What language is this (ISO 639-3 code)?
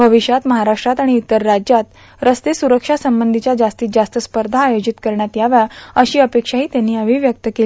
mar